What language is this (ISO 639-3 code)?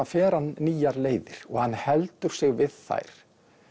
isl